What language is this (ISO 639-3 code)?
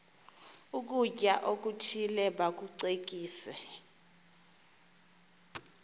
xho